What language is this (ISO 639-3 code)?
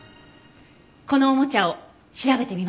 jpn